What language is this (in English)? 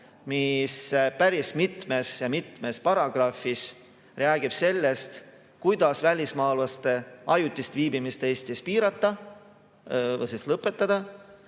Estonian